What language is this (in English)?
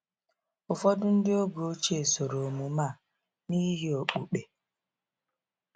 Igbo